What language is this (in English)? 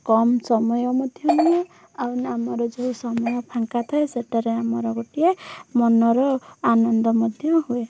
Odia